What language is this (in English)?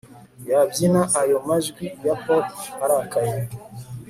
Kinyarwanda